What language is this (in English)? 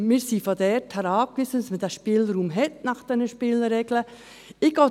Swiss German